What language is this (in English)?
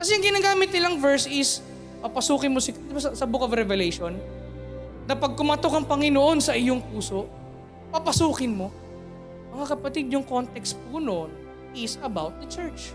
Filipino